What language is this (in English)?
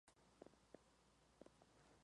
Spanish